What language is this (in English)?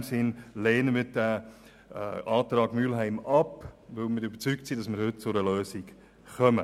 Swiss German